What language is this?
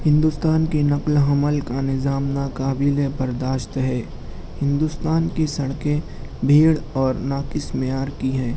Urdu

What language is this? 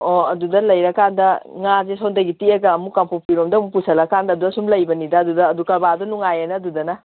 Manipuri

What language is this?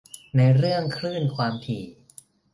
Thai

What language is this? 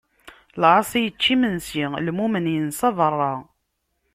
Kabyle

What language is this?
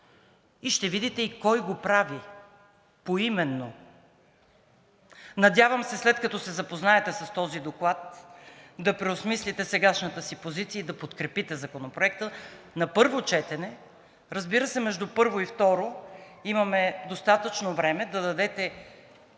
Bulgarian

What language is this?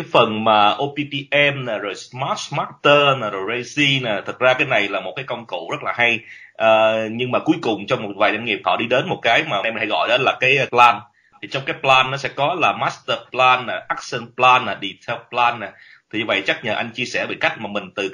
Vietnamese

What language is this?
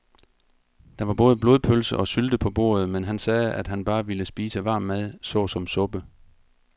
Danish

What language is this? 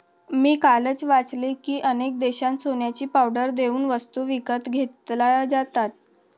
Marathi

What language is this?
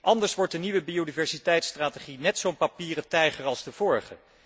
Dutch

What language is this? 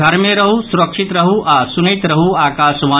Maithili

